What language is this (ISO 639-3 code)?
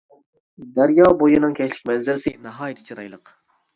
uig